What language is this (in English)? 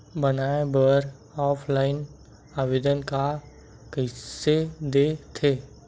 Chhattisgarhi